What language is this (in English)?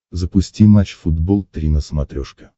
Russian